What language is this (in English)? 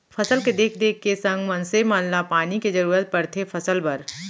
Chhattisgarhi